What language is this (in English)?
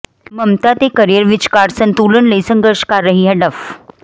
Punjabi